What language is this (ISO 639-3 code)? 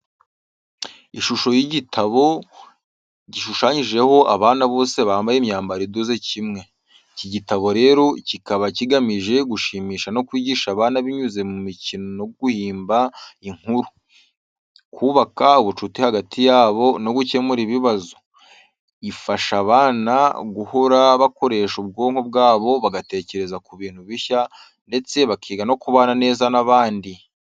kin